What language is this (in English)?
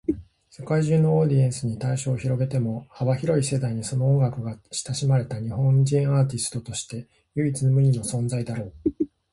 Japanese